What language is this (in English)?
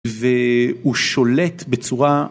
Hebrew